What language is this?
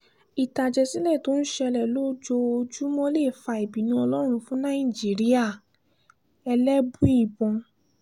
Yoruba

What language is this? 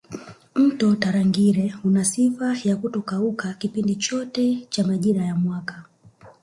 Swahili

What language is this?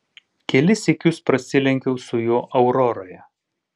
Lithuanian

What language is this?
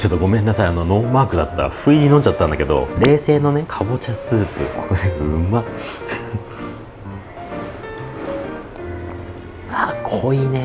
Japanese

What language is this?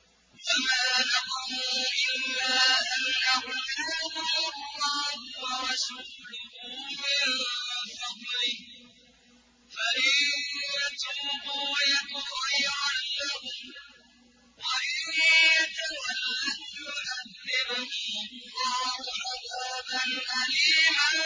Arabic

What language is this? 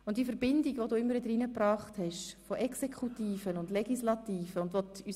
Swiss German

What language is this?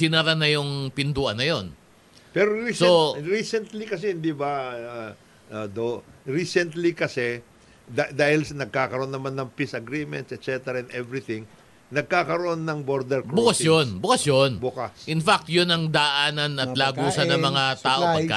Filipino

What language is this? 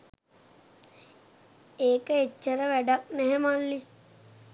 Sinhala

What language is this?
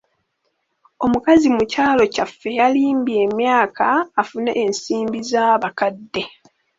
Ganda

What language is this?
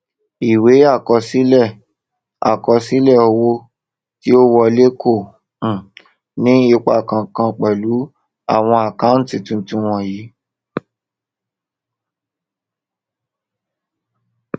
Yoruba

